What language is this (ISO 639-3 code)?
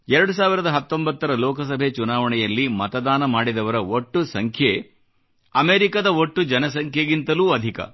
kan